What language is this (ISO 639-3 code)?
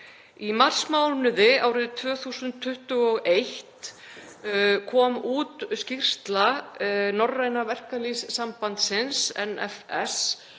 isl